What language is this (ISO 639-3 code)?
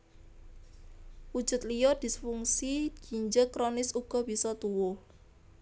jav